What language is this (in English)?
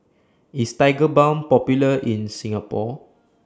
English